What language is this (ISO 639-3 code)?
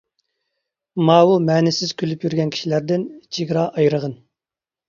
uig